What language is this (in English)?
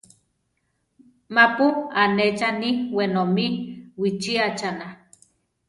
Central Tarahumara